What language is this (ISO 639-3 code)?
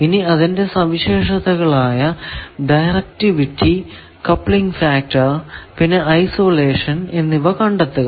mal